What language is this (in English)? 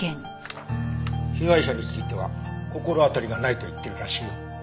Japanese